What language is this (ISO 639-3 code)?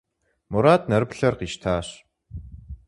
kbd